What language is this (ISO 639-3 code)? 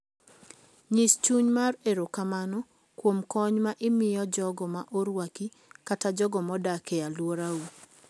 luo